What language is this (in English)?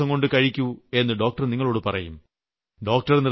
Malayalam